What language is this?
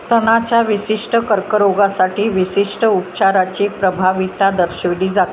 Marathi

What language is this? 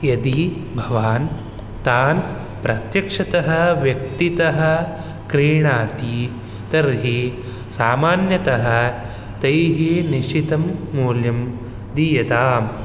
Sanskrit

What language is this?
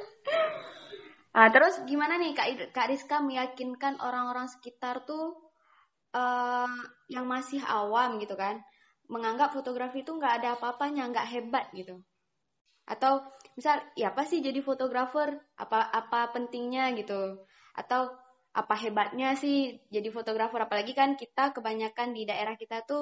Indonesian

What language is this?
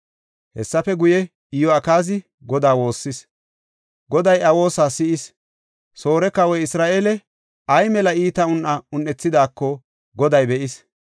Gofa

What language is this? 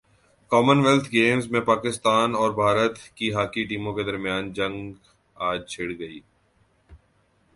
Urdu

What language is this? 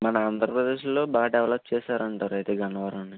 Telugu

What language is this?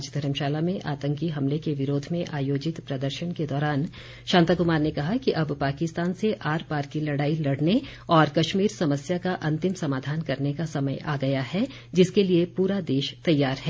Hindi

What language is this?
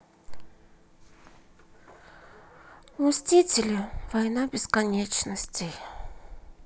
Russian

